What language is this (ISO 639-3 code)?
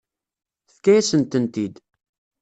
kab